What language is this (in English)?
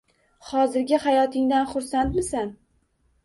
Uzbek